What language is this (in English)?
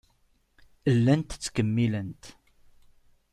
Kabyle